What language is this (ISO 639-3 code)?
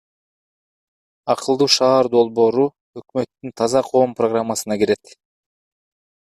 kir